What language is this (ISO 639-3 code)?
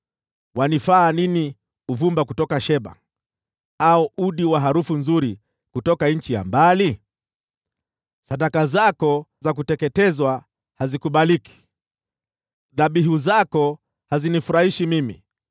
swa